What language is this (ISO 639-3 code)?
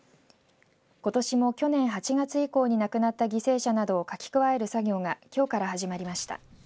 jpn